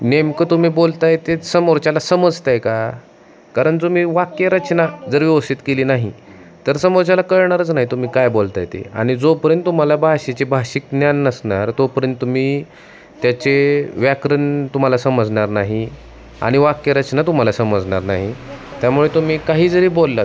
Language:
Marathi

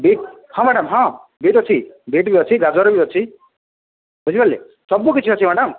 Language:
Odia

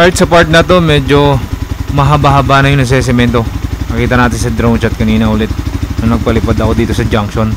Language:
Filipino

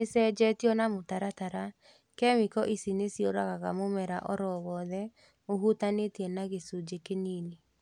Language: Kikuyu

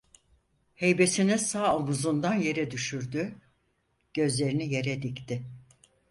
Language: Turkish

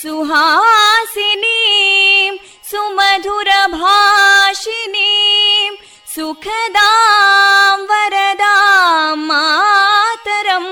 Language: Kannada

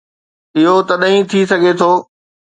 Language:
Sindhi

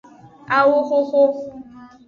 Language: Aja (Benin)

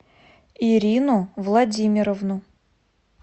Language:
Russian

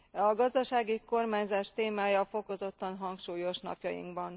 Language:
Hungarian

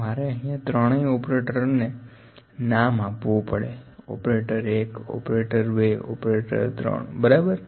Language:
Gujarati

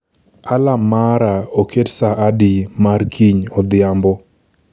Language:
Luo (Kenya and Tanzania)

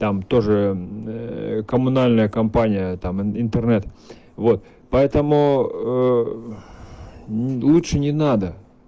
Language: Russian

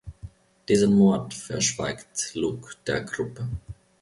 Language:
German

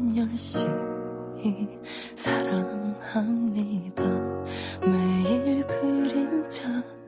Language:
Korean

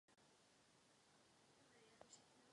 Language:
Czech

